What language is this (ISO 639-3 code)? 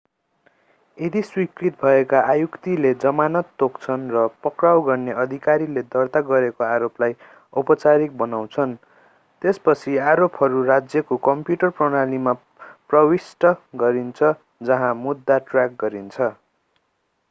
nep